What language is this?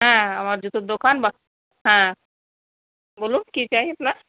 Bangla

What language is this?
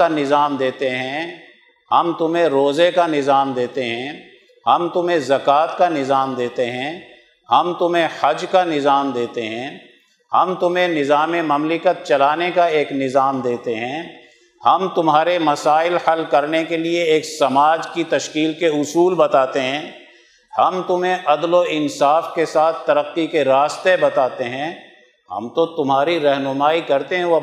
Urdu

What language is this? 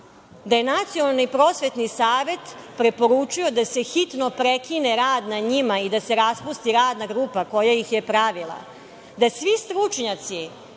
Serbian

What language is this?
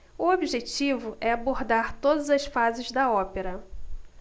Portuguese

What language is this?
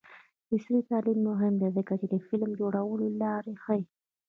Pashto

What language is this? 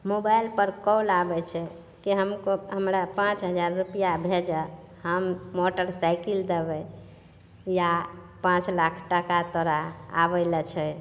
Maithili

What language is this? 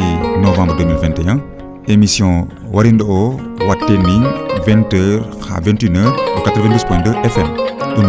Fula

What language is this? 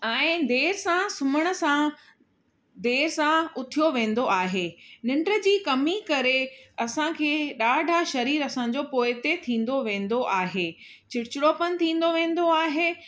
Sindhi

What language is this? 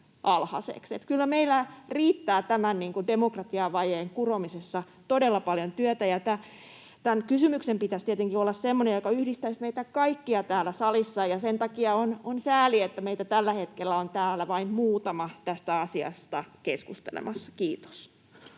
Finnish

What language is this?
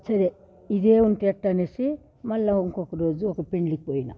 Telugu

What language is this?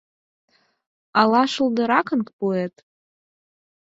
Mari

